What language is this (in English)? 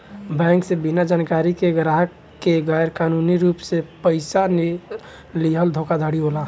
Bhojpuri